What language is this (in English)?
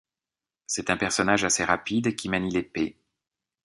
French